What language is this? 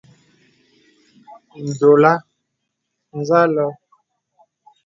Bebele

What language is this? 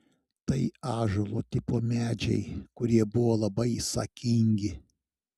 Lithuanian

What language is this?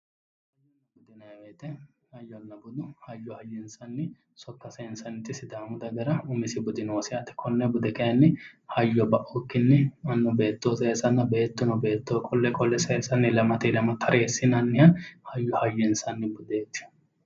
Sidamo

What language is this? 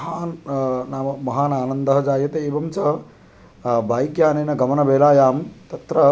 Sanskrit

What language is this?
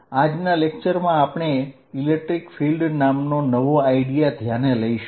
Gujarati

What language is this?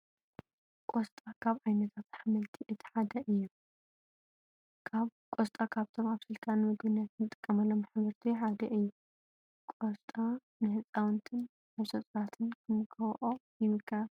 Tigrinya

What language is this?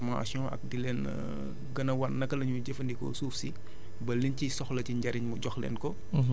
Wolof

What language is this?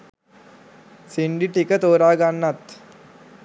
Sinhala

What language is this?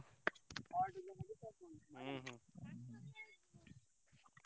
Odia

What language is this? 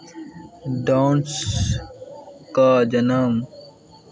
Maithili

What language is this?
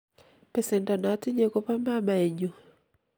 Kalenjin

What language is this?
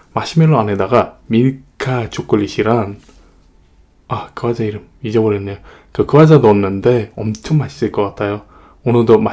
Korean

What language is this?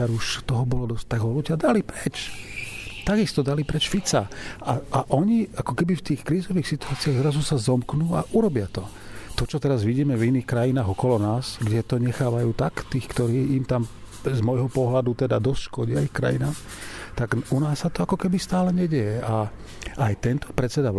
Slovak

